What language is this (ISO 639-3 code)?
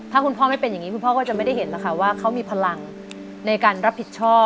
tha